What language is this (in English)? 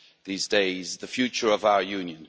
English